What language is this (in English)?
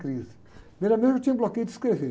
Portuguese